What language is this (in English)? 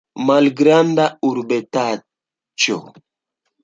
Esperanto